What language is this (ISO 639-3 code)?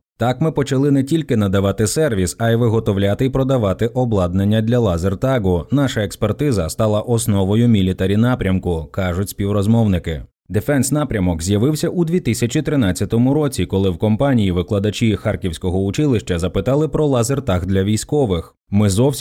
ukr